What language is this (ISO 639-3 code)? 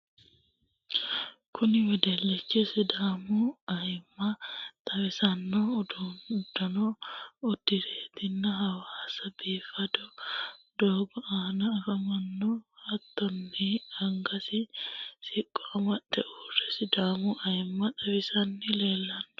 sid